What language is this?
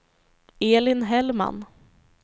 Swedish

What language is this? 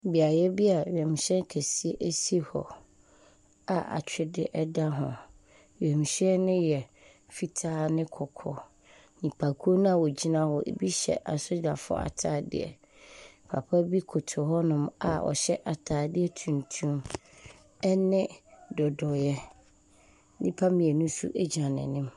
Akan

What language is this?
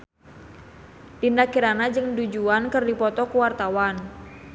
Sundanese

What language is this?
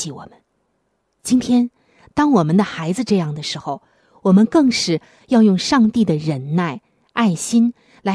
Chinese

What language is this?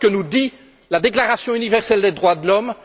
French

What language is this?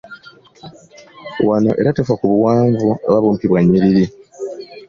Ganda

